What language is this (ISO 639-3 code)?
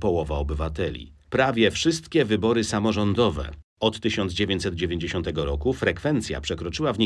pol